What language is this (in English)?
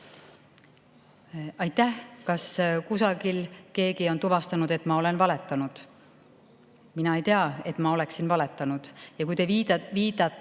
Estonian